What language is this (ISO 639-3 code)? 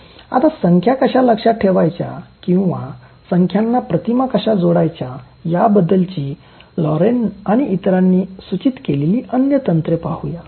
mar